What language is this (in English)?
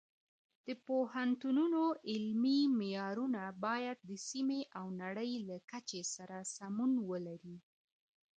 Pashto